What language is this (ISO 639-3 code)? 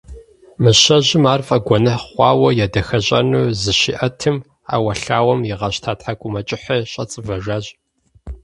kbd